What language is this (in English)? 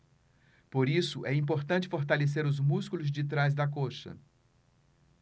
Portuguese